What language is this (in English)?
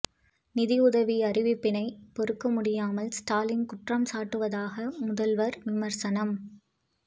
Tamil